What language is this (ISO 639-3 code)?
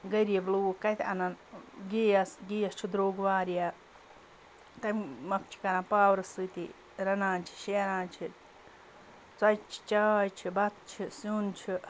kas